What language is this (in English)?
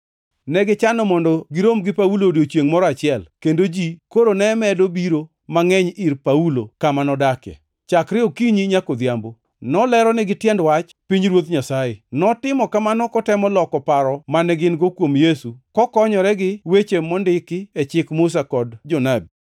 Luo (Kenya and Tanzania)